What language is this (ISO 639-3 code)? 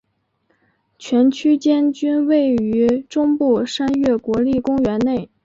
zho